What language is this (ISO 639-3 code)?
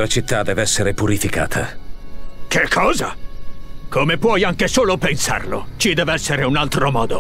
ita